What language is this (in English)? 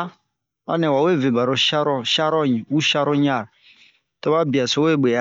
Bomu